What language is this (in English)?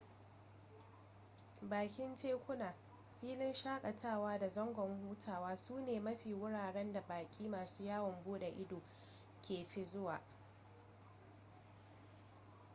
Hausa